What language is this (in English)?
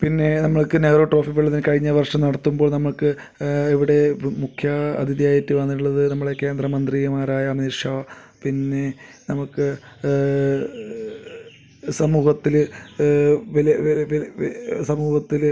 Malayalam